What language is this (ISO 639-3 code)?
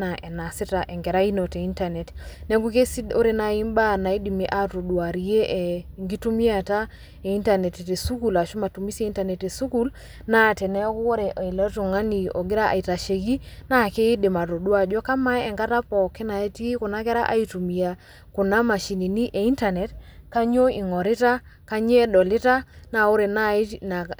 mas